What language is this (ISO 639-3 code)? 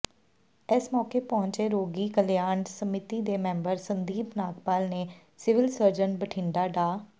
pan